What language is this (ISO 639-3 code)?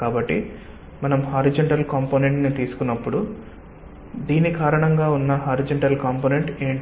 tel